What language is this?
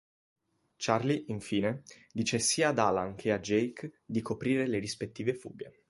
Italian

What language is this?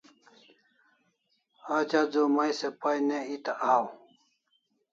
Kalasha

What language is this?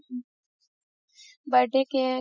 Assamese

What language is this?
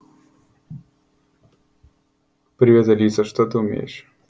Russian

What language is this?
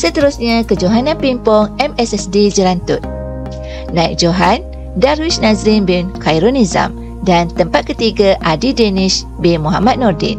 Malay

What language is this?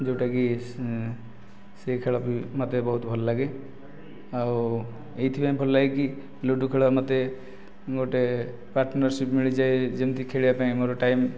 Odia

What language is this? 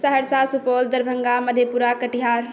Maithili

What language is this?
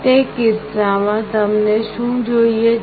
Gujarati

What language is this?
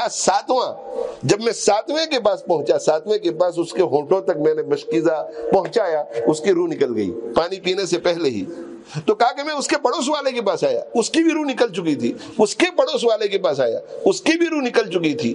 Arabic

